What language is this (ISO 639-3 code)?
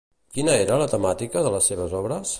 cat